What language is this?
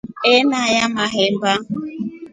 Rombo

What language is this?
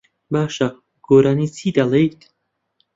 Central Kurdish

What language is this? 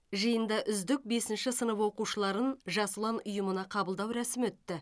Kazakh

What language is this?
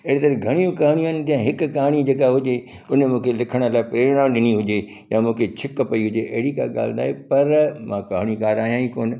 Sindhi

